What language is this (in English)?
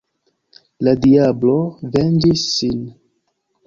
Esperanto